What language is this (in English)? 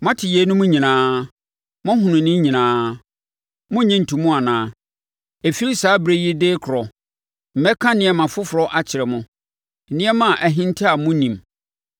Akan